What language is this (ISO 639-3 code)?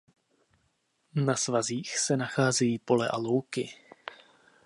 ces